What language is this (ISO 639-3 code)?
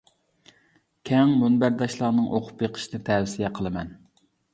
uig